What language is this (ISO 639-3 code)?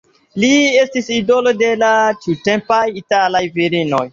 epo